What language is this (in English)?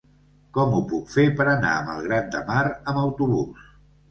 Catalan